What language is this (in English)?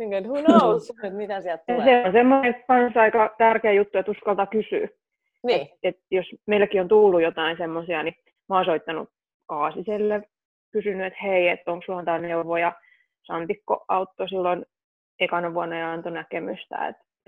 Finnish